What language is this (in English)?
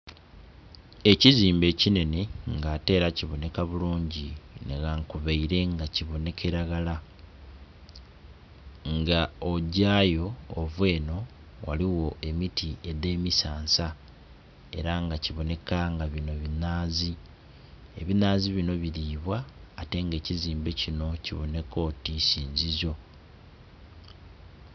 Soga